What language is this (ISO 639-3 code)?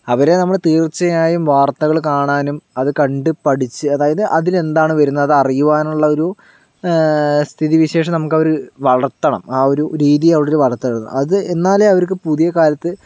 mal